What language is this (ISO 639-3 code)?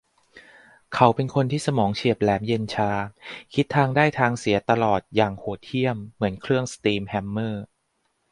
tha